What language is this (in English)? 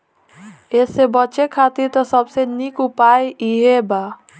Bhojpuri